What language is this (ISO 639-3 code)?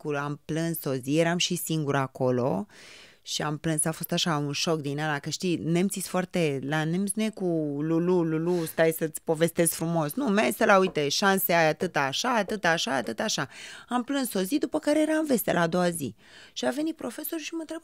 ron